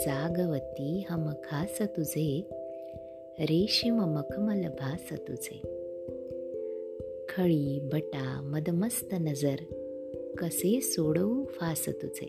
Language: Marathi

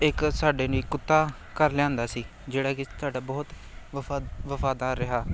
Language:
Punjabi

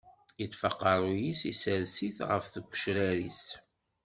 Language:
Kabyle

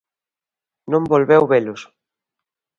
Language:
Galician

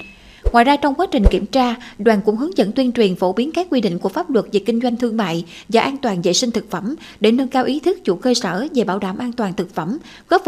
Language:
Vietnamese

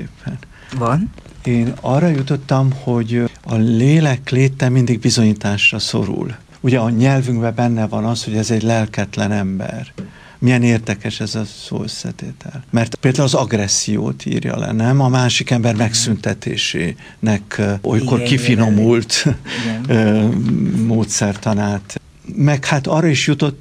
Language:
Hungarian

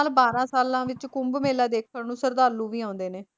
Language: Punjabi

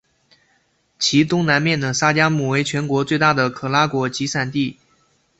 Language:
Chinese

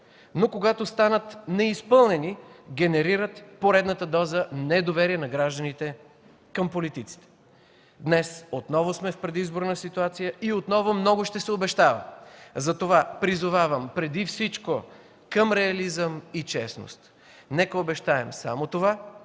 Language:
Bulgarian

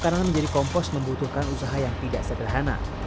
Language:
Indonesian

